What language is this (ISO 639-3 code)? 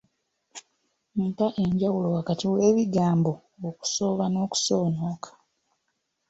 lug